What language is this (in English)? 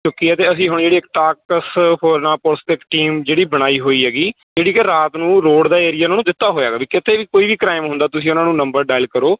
Punjabi